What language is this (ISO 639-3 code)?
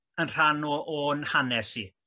cym